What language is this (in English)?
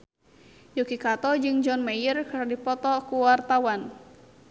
Sundanese